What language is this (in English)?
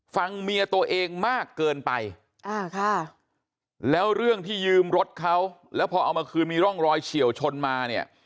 Thai